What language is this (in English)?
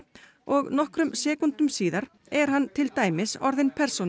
Icelandic